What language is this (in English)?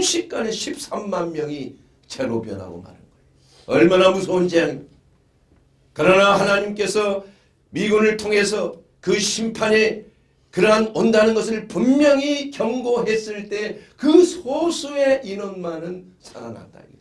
Korean